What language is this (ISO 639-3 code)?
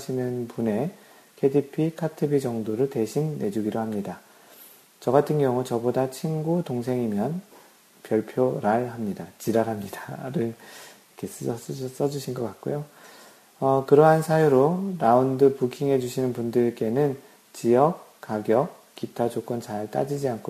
kor